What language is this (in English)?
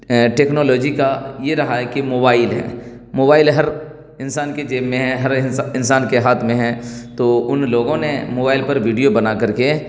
Urdu